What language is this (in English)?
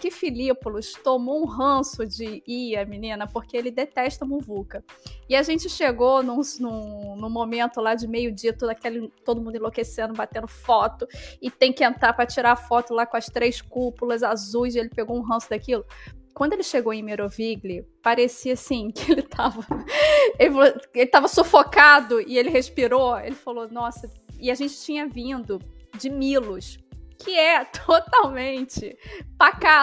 Portuguese